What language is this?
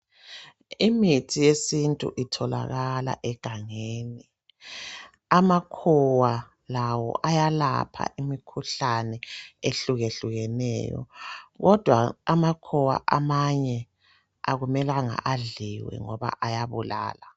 North Ndebele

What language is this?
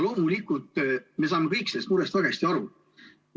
Estonian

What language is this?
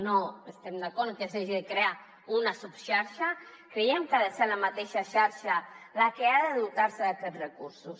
Catalan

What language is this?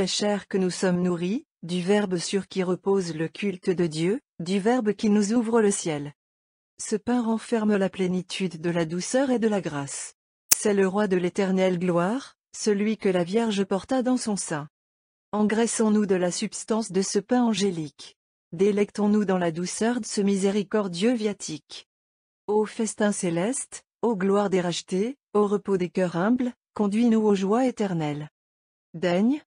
French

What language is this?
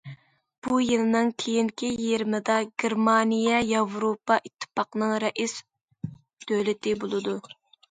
Uyghur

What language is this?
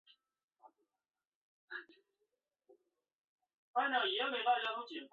Chinese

